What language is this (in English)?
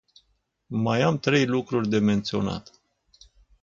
Romanian